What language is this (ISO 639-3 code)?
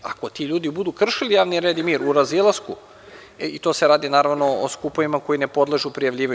srp